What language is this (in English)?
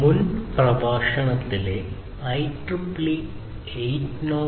Malayalam